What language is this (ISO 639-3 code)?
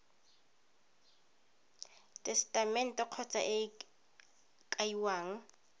tsn